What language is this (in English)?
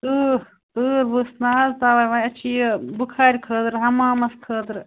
Kashmiri